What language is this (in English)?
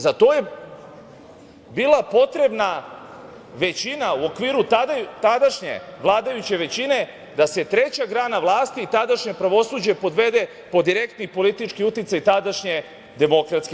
Serbian